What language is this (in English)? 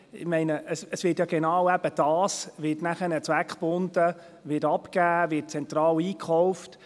Swiss German